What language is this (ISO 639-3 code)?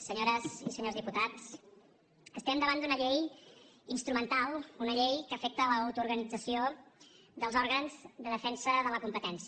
cat